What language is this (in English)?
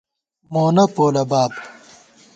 Gawar-Bati